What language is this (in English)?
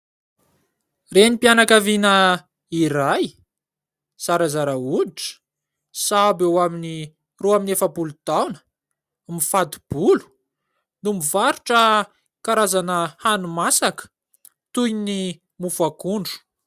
Malagasy